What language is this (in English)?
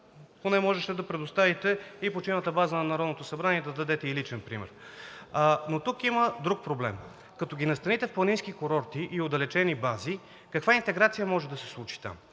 Bulgarian